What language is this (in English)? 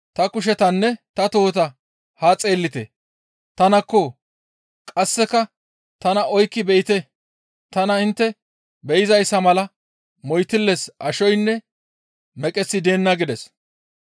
Gamo